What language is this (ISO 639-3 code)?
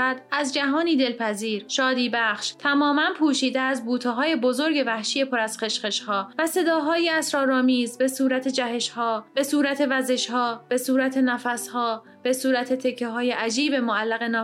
fas